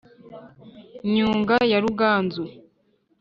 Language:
Kinyarwanda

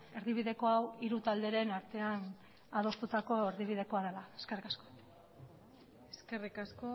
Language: Basque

